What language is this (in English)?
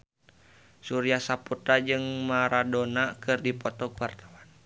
Sundanese